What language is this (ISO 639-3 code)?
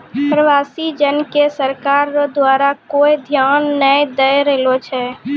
mai